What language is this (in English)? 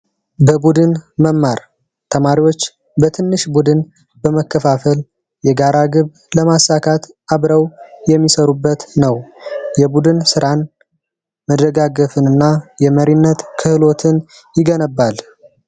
Amharic